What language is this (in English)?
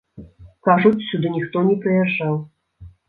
Belarusian